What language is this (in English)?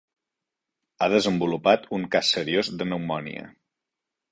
Catalan